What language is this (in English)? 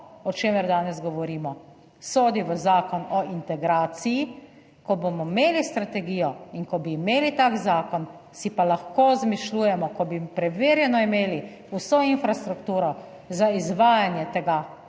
Slovenian